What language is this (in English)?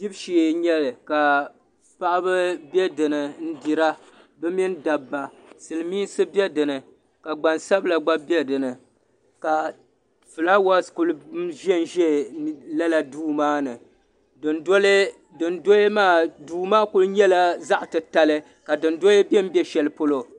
Dagbani